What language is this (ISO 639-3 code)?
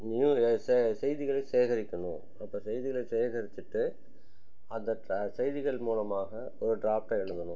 tam